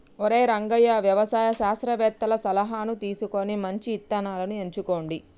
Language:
Telugu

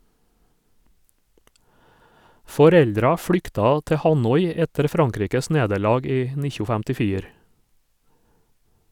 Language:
Norwegian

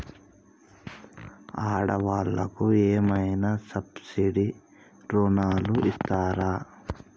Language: Telugu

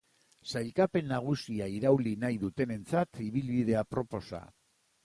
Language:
Basque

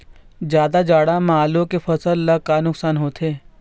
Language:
Chhattisgarhi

